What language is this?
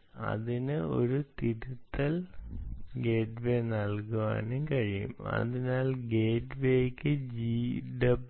Malayalam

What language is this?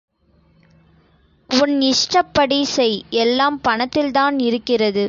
Tamil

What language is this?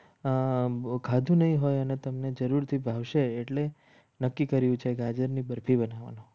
Gujarati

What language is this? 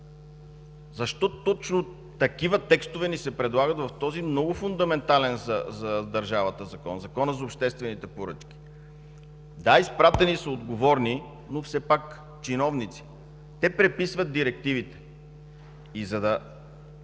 Bulgarian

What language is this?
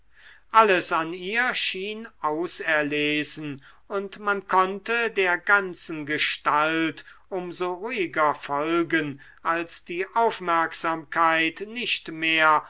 German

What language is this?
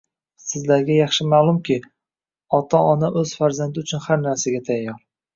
Uzbek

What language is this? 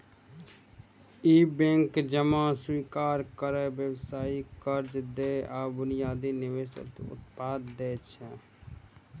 Maithili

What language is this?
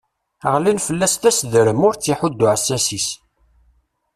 Kabyle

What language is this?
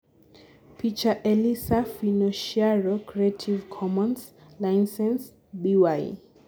Luo (Kenya and Tanzania)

